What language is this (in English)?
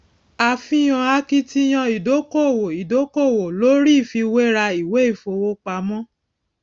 Yoruba